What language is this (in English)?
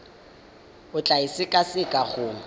Tswana